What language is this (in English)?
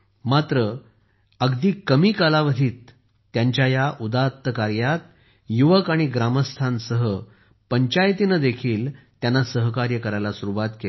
Marathi